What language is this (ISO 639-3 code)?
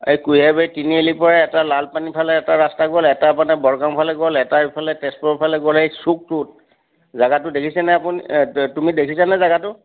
asm